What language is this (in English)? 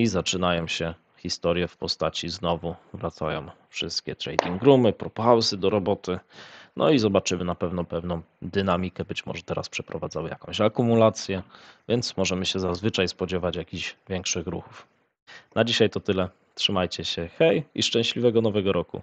Polish